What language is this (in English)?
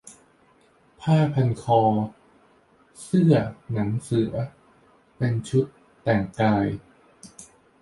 Thai